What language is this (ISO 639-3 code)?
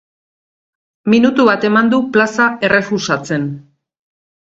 eus